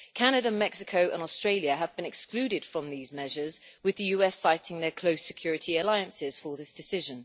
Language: English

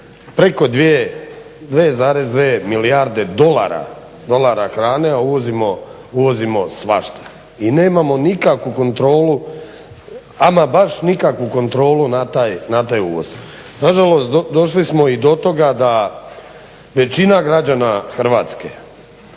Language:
Croatian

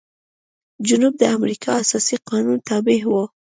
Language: Pashto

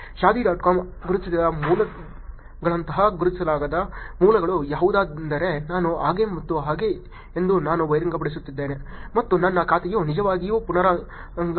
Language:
Kannada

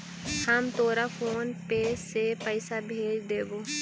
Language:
Magahi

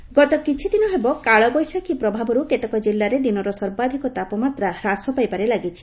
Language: Odia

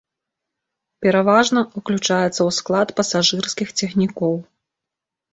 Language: Belarusian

